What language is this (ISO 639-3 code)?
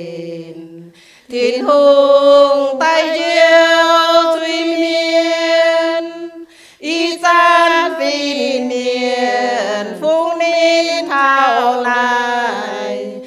tha